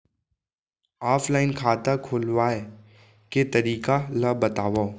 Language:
Chhattisgarhi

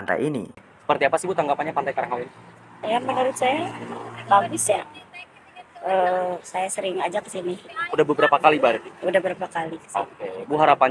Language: Indonesian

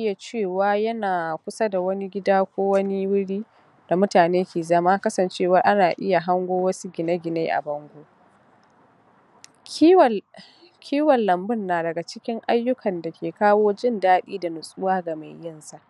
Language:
Hausa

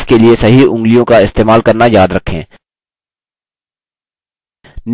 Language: Hindi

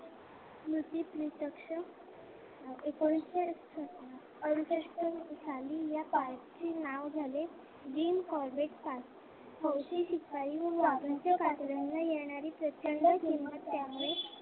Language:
Marathi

